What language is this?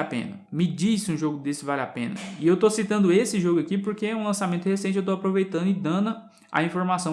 Portuguese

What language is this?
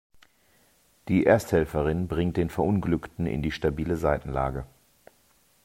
German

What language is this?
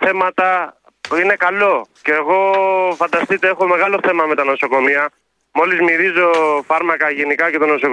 Greek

